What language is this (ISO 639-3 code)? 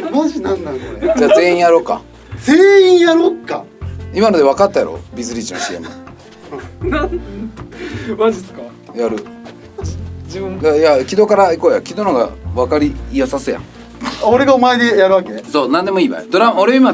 jpn